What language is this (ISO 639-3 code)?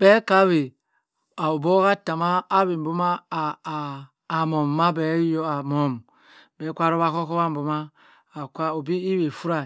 mfn